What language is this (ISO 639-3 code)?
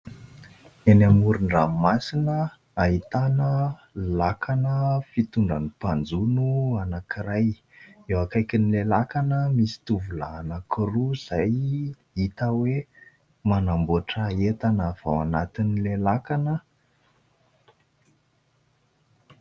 mlg